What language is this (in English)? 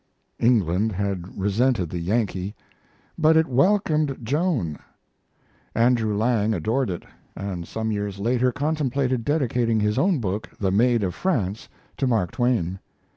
English